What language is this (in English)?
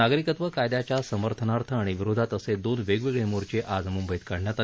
Marathi